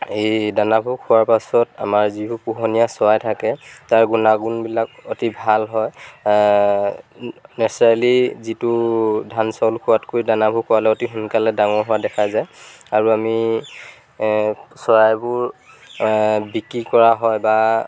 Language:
Assamese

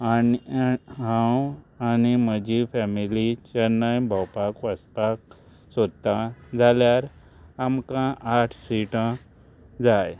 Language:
Konkani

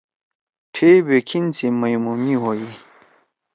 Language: Torwali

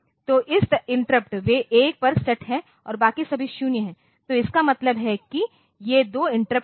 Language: Hindi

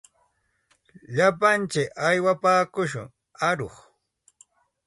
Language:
Santa Ana de Tusi Pasco Quechua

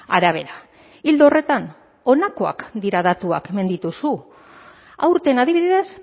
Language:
Basque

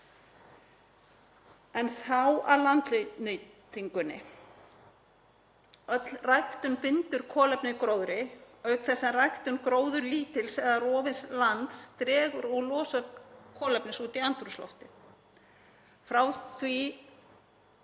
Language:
Icelandic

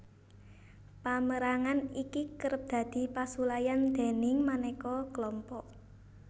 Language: Javanese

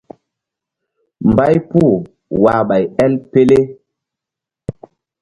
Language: Mbum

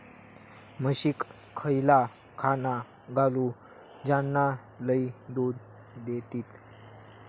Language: Marathi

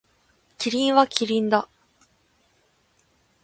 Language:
Japanese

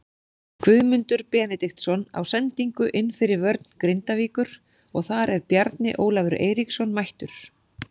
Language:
Icelandic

